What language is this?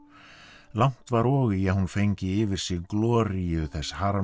Icelandic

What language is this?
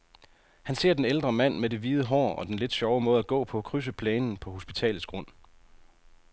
Danish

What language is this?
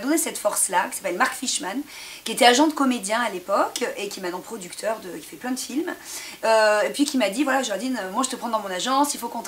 French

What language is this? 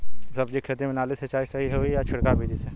Bhojpuri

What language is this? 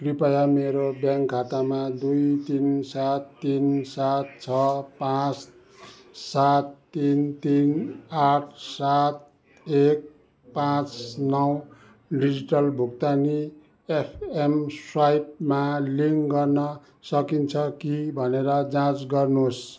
Nepali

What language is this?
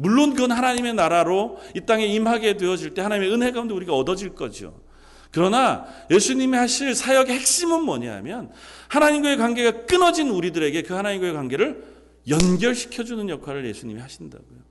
Korean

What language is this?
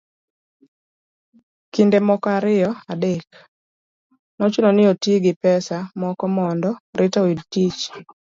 Luo (Kenya and Tanzania)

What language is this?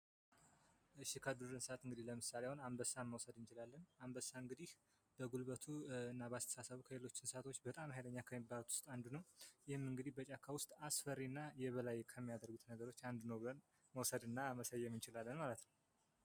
Amharic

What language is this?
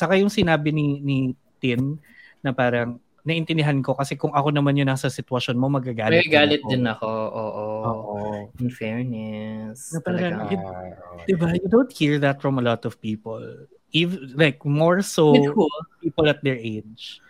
Filipino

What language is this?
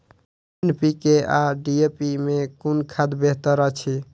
Maithili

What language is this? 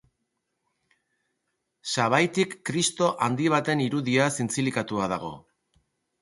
Basque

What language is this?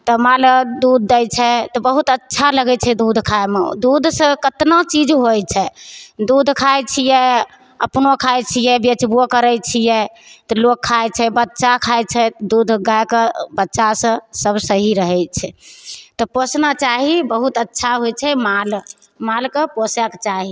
Maithili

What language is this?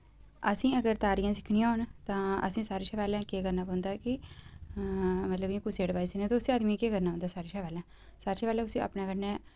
Dogri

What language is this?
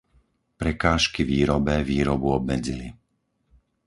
Slovak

